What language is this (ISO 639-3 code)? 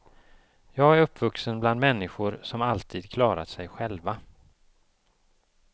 swe